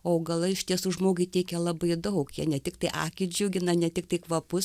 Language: Lithuanian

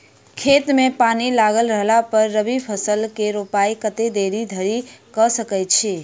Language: Maithili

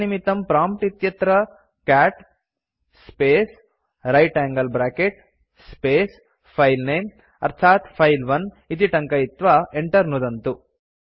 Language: Sanskrit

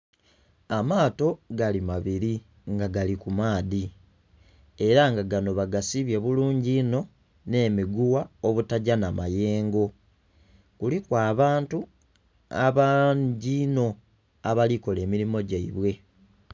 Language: Soga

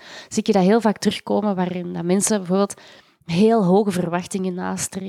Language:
Dutch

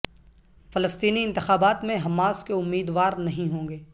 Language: Urdu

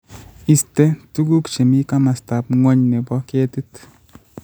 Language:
Kalenjin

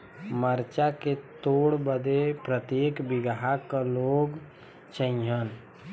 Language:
Bhojpuri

